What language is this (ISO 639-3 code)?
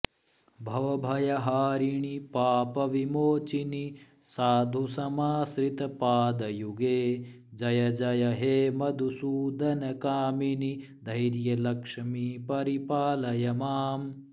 san